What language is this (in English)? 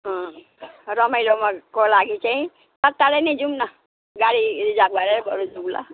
Nepali